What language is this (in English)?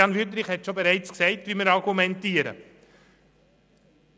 Swiss German